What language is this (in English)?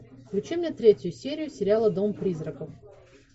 Russian